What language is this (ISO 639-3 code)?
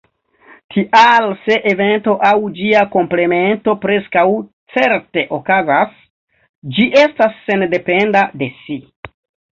epo